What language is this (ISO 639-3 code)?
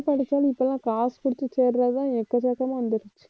tam